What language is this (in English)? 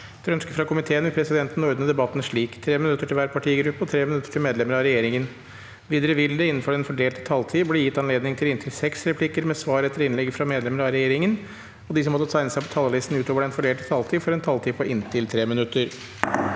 Norwegian